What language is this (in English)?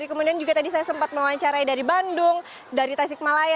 Indonesian